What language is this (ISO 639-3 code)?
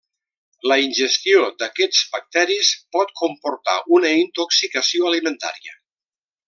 cat